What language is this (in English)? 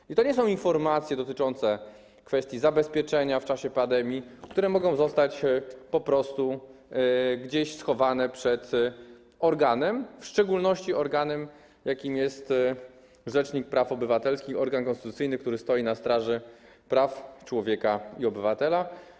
Polish